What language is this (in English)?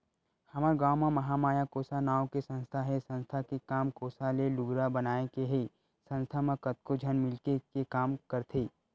Chhattisgarhi